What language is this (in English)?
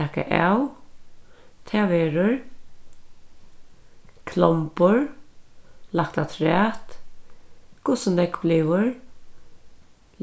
Faroese